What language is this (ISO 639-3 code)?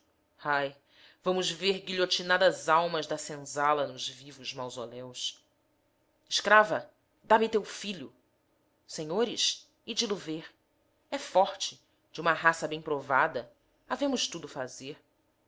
por